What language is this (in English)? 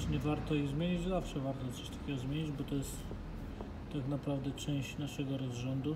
Polish